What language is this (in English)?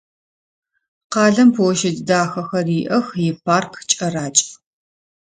Adyghe